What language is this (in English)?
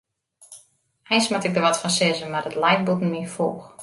Western Frisian